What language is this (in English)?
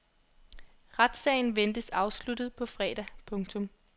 Danish